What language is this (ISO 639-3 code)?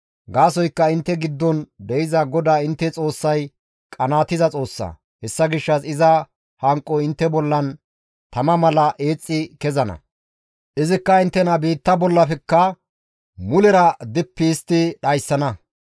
gmv